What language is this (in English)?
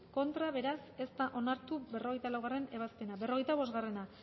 Basque